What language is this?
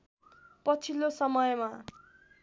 Nepali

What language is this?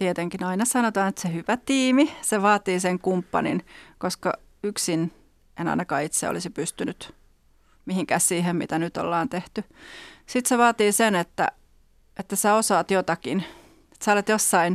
Finnish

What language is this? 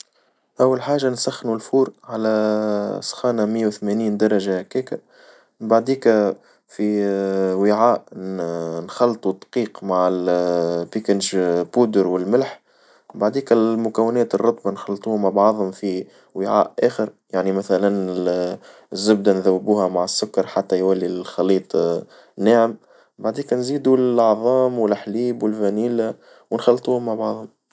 Tunisian Arabic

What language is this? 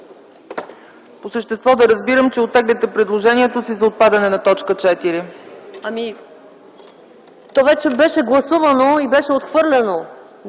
Bulgarian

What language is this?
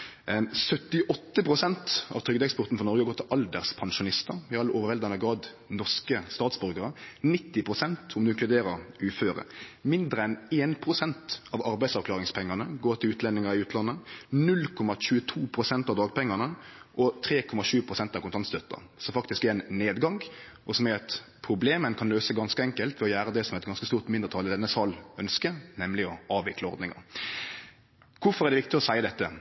Norwegian Nynorsk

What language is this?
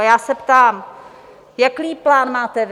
Czech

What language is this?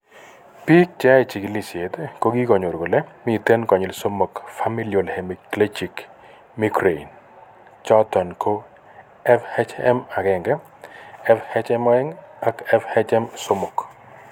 Kalenjin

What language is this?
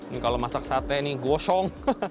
Indonesian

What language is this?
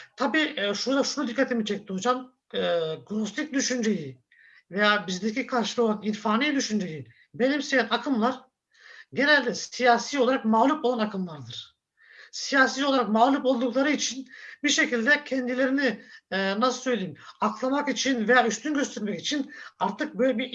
Turkish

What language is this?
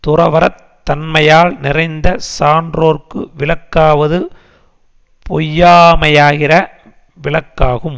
Tamil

